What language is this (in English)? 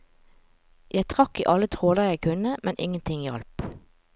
Norwegian